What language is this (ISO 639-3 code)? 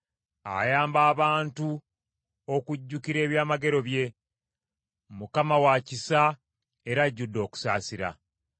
lug